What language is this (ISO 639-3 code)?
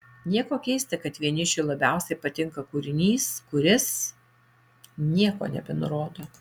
lit